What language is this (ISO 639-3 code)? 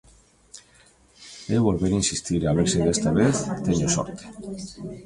glg